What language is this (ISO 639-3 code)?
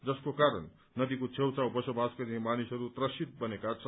nep